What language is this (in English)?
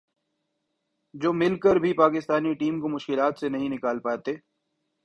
Urdu